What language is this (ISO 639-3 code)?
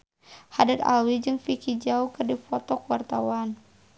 sun